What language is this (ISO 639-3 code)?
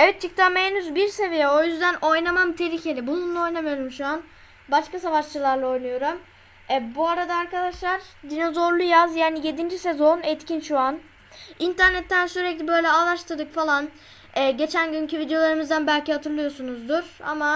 tur